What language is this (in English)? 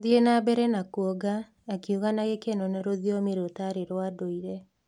Kikuyu